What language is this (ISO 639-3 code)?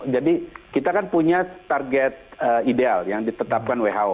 ind